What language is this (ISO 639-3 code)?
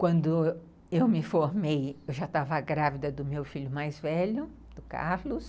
por